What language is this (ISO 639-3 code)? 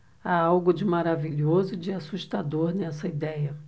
por